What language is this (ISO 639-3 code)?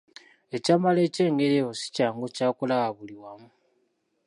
lug